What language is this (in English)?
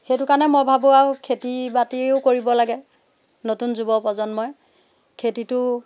Assamese